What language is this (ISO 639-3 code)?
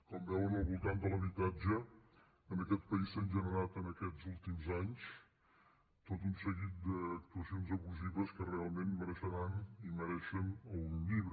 cat